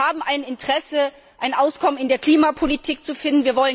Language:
German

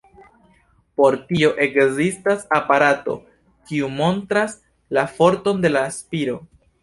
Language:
Esperanto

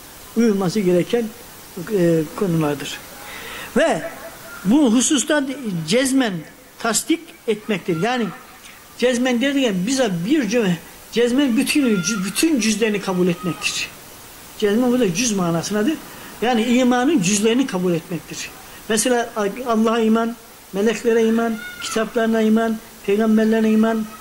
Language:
Turkish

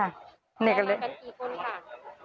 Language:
Thai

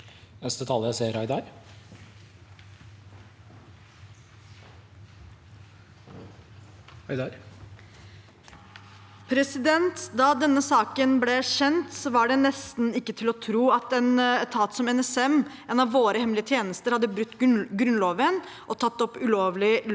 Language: Norwegian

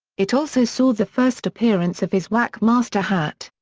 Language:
English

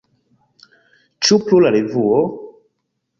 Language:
Esperanto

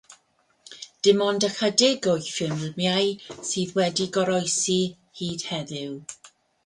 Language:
Welsh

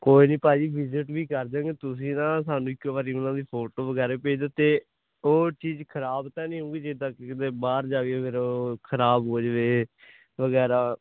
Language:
Punjabi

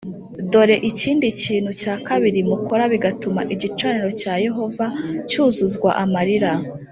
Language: Kinyarwanda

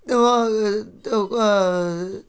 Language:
Nepali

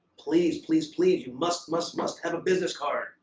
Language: English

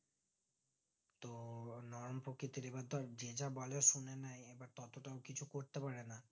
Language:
Bangla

